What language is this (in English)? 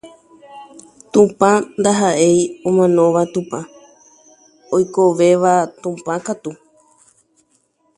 Spanish